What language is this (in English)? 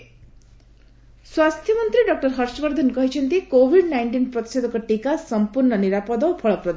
Odia